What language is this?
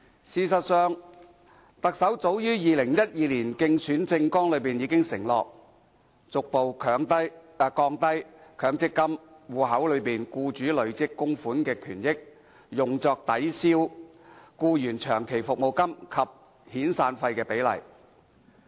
Cantonese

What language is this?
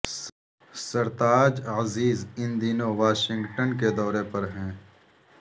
Urdu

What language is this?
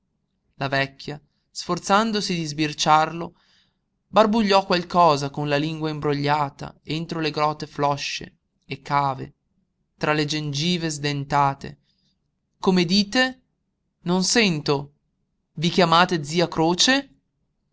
Italian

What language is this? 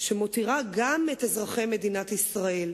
Hebrew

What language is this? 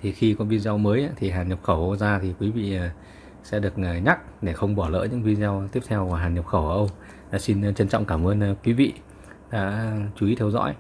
Vietnamese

